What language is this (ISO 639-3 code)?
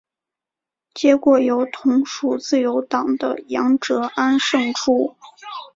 zho